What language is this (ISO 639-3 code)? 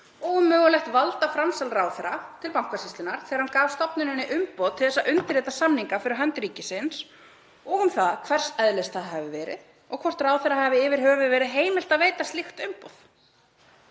isl